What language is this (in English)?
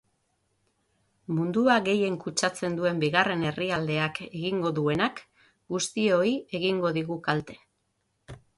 Basque